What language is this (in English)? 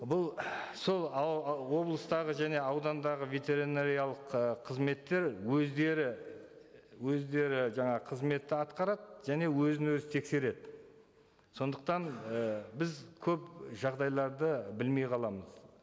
Kazakh